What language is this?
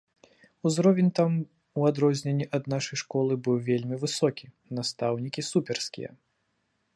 Belarusian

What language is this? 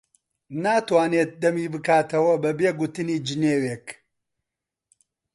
Central Kurdish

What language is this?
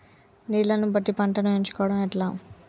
Telugu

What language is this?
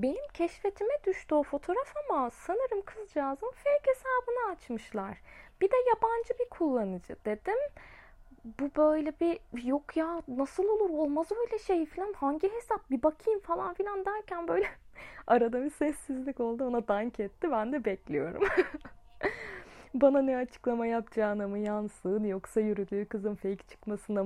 Turkish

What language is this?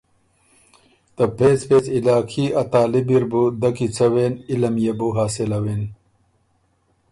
Ormuri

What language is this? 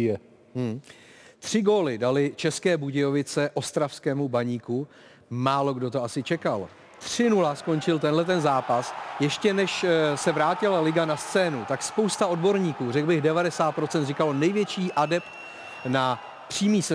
Czech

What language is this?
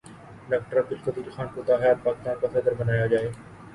Urdu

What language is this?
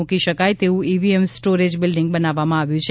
Gujarati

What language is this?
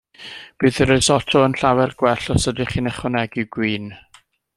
Welsh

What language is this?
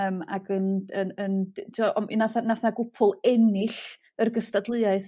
Welsh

